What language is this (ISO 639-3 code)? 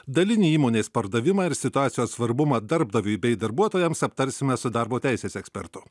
lit